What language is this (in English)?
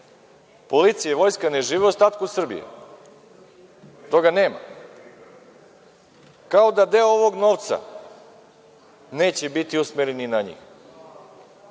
Serbian